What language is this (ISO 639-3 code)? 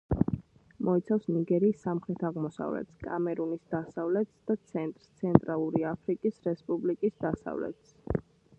kat